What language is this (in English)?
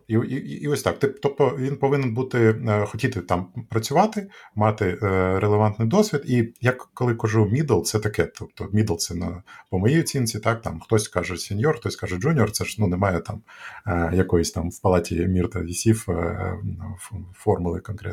Ukrainian